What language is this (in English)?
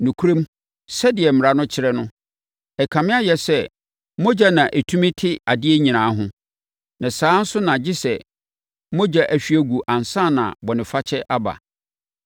Akan